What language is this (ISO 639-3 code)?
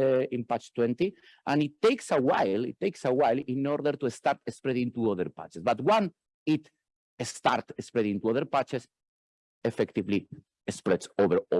eng